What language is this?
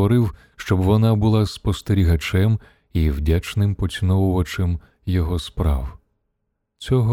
Ukrainian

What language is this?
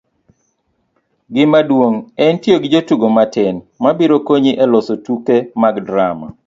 Luo (Kenya and Tanzania)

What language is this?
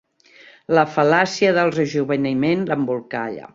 Catalan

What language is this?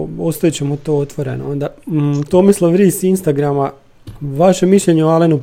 Croatian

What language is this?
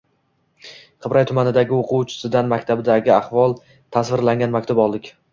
Uzbek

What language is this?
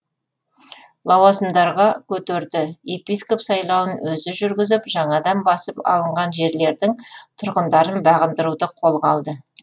Kazakh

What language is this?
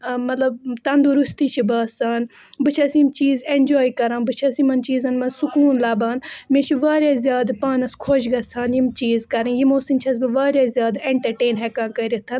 Kashmiri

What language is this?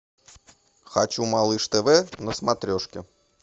Russian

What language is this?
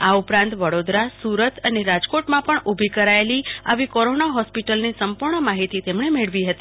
Gujarati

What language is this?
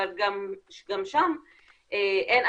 Hebrew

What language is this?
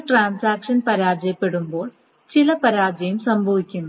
Malayalam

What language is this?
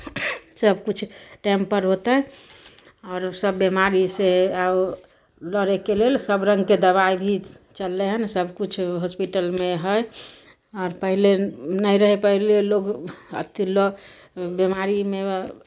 Maithili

